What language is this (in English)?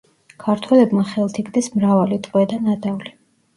Georgian